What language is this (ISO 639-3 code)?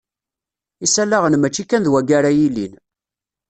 kab